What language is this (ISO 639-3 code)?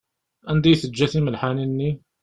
kab